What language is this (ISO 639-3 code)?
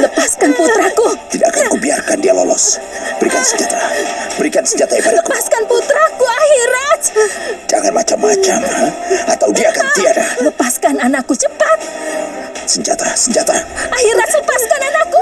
ind